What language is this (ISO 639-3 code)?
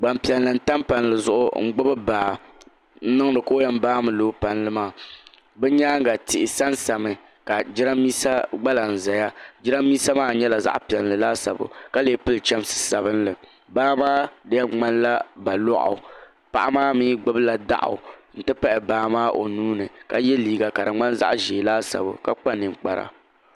dag